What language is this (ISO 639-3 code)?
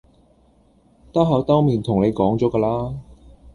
yue